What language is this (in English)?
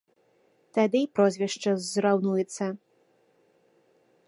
Belarusian